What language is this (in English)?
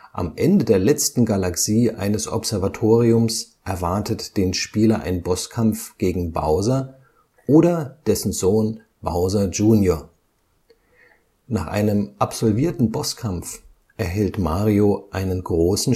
German